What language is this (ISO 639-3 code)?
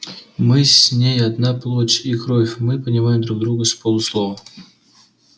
rus